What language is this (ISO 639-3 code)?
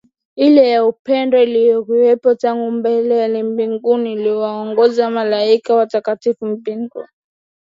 swa